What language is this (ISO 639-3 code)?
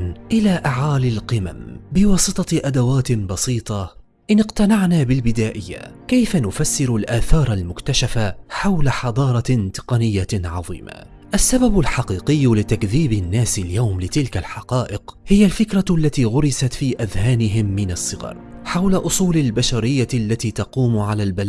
ara